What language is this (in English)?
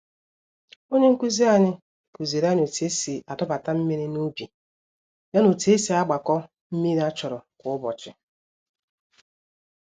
Igbo